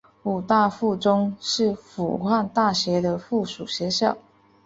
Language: Chinese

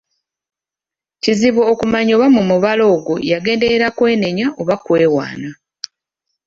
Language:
Ganda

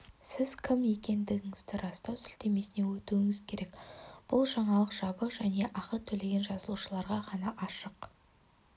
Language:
Kazakh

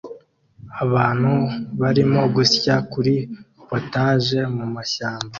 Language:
Kinyarwanda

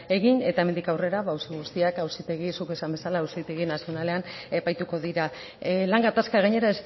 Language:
Basque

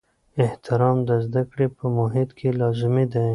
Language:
Pashto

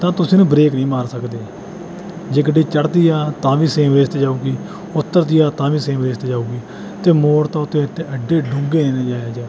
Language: Punjabi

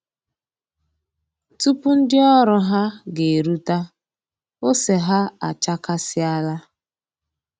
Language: Igbo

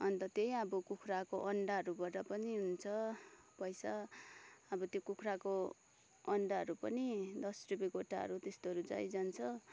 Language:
Nepali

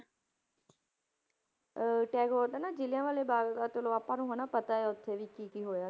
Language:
Punjabi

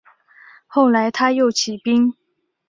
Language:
Chinese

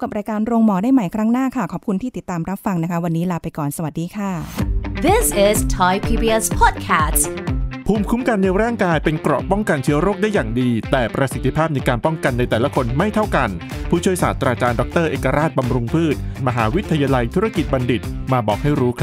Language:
Thai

